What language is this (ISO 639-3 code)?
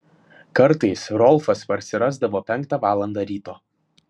lit